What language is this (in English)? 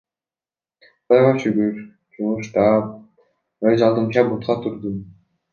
Kyrgyz